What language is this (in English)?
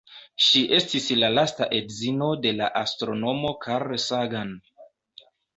Esperanto